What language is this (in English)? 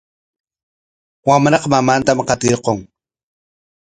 Corongo Ancash Quechua